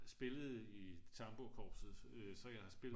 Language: Danish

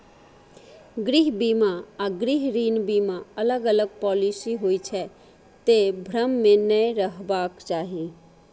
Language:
Maithili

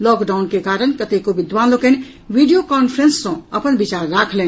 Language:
Maithili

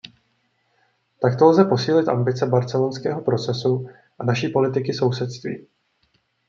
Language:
Czech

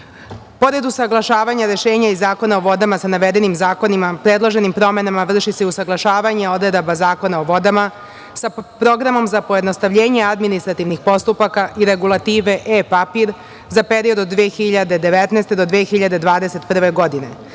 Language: Serbian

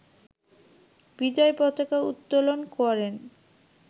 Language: Bangla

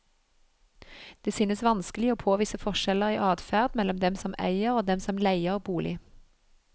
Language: Norwegian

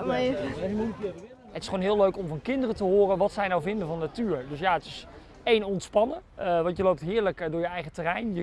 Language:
Dutch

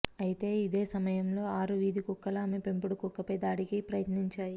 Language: Telugu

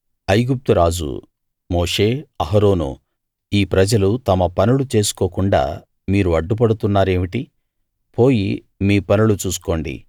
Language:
Telugu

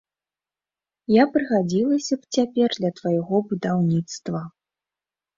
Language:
Belarusian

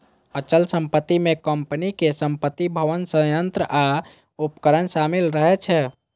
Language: Maithili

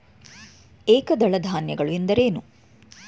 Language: Kannada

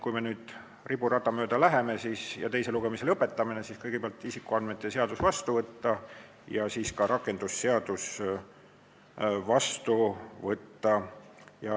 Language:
Estonian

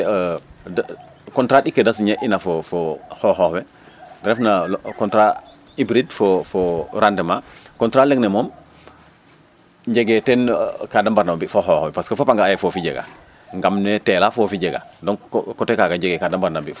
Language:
Serer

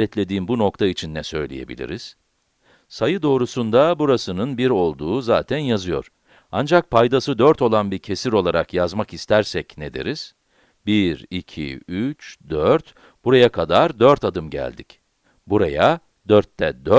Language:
Turkish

